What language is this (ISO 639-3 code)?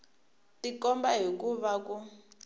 tso